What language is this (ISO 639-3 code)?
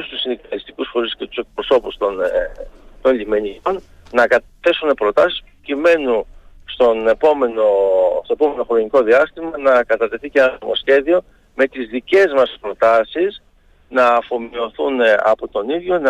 ell